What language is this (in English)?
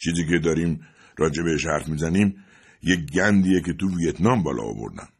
Persian